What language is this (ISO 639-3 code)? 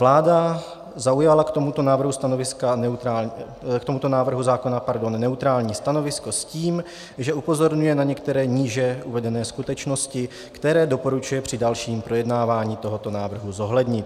ces